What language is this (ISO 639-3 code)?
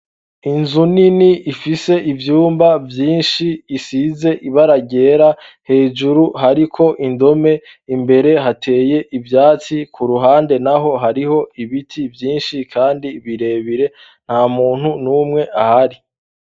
run